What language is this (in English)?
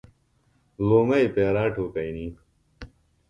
Phalura